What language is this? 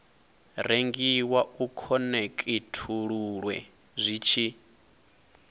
Venda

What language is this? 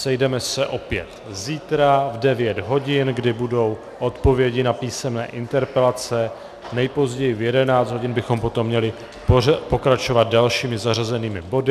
Czech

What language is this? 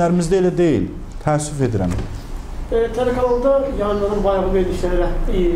Turkish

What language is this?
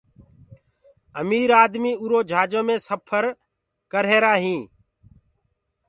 Gurgula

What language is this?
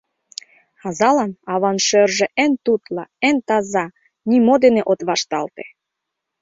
Mari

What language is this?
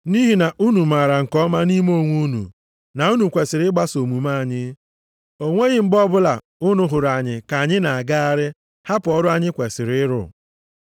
Igbo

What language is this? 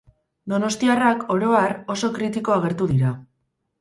Basque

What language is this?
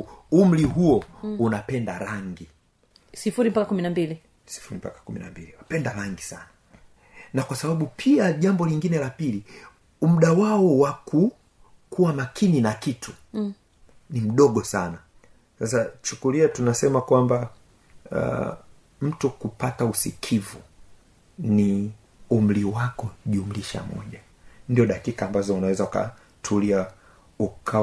Swahili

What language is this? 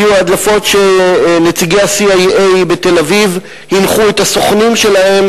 Hebrew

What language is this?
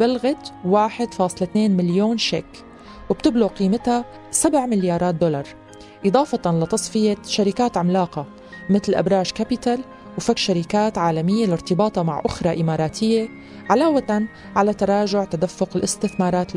Arabic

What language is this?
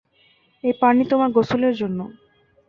Bangla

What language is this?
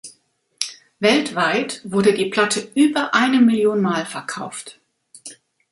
German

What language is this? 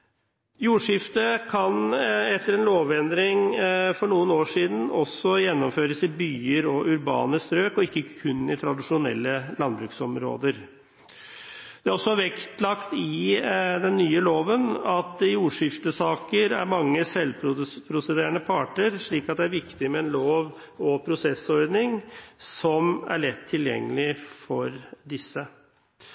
Norwegian Bokmål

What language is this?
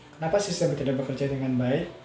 Indonesian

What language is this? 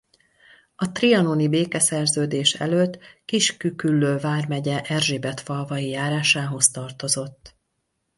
Hungarian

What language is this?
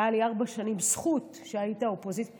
Hebrew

